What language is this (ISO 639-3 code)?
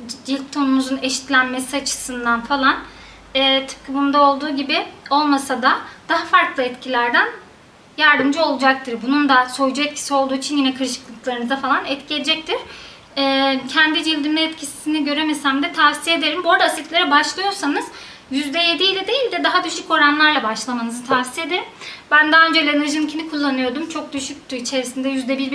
tur